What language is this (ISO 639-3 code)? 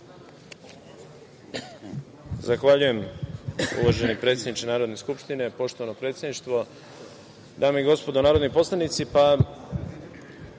srp